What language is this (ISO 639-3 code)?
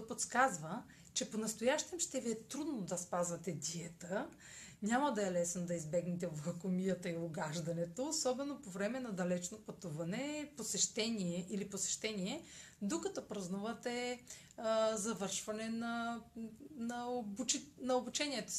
bul